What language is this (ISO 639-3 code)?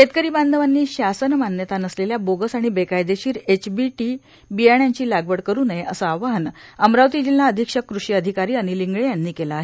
mar